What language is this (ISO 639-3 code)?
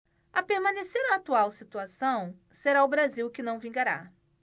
por